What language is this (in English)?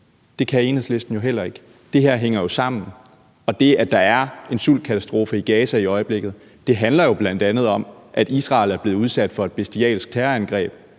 Danish